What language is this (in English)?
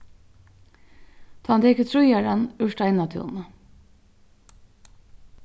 Faroese